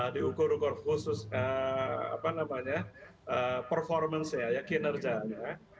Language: Indonesian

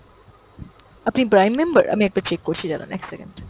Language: Bangla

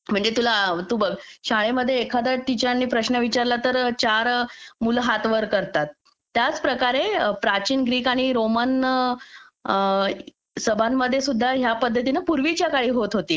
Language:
Marathi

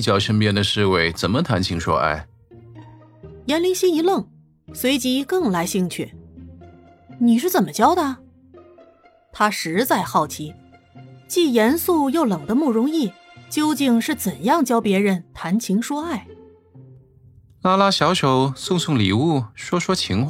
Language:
Chinese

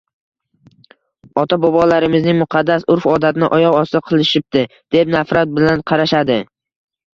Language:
Uzbek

